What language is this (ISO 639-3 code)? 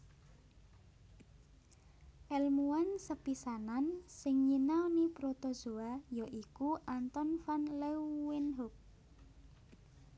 jav